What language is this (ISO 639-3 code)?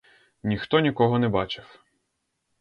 ukr